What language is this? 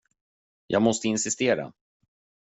Swedish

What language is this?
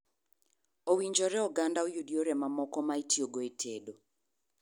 Luo (Kenya and Tanzania)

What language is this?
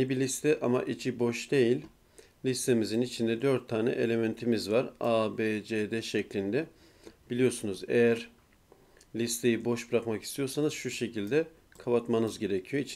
Turkish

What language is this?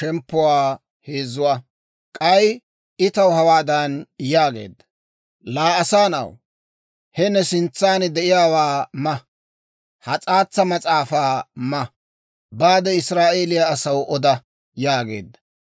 Dawro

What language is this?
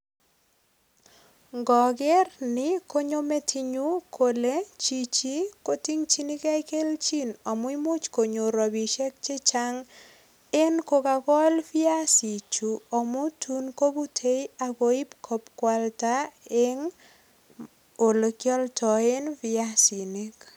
Kalenjin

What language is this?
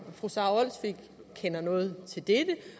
Danish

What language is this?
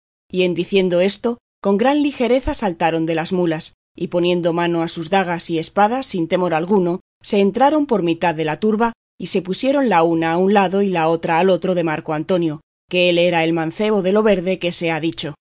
Spanish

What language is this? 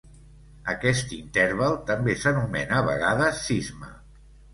Catalan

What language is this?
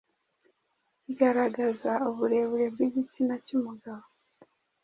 Kinyarwanda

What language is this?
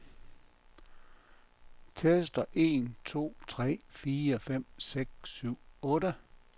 Danish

